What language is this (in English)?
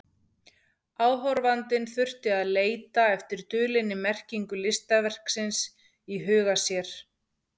Icelandic